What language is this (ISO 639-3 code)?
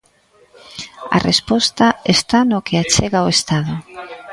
glg